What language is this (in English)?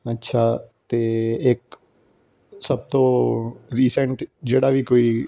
Punjabi